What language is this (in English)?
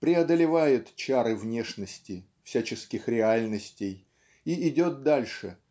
Russian